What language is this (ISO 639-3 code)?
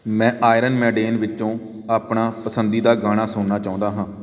pan